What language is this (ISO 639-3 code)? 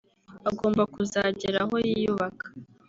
kin